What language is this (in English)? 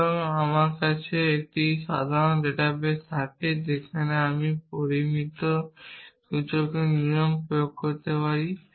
Bangla